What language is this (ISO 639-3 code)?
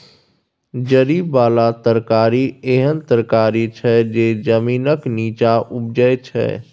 mai